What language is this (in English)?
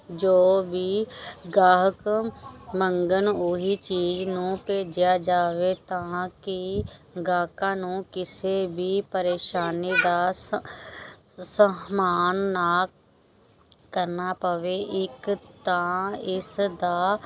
Punjabi